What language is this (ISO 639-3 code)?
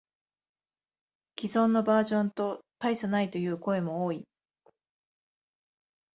jpn